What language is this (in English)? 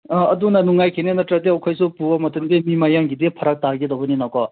Manipuri